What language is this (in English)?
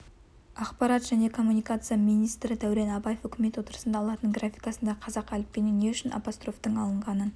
Kazakh